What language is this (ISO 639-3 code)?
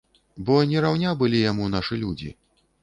bel